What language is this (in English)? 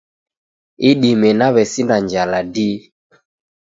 Taita